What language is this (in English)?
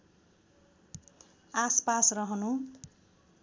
Nepali